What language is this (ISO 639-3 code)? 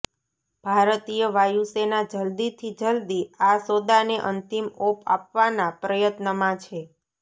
guj